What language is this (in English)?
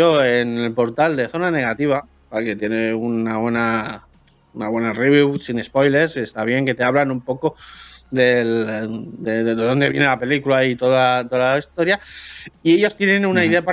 Spanish